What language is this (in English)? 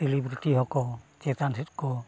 Santali